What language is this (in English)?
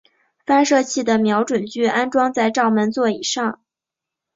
Chinese